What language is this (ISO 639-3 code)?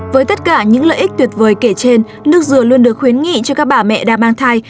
vie